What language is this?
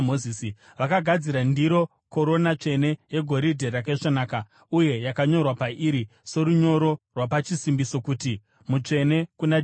Shona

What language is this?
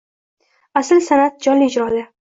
Uzbek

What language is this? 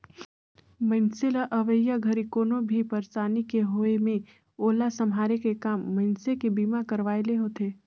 Chhattisgarhi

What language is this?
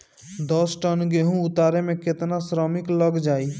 Bhojpuri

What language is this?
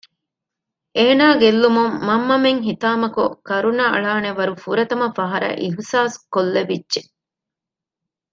Divehi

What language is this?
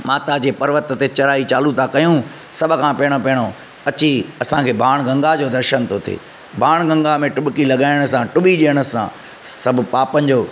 Sindhi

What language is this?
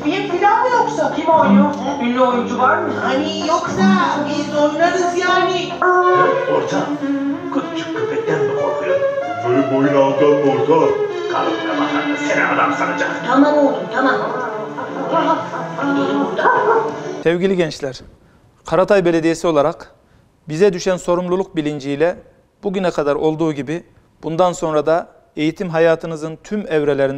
Turkish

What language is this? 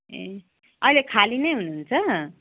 Nepali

